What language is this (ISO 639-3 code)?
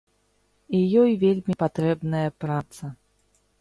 bel